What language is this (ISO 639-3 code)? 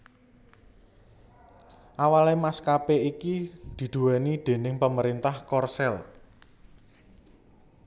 jav